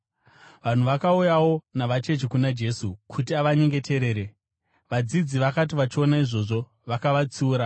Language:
Shona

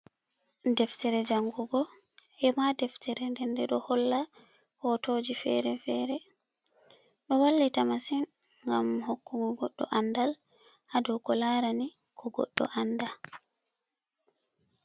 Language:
Fula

